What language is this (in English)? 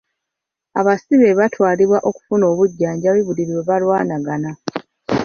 Ganda